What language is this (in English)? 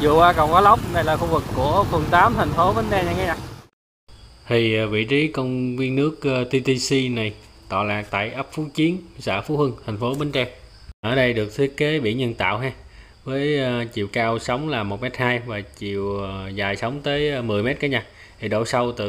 Vietnamese